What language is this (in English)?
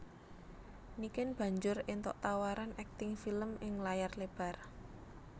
Javanese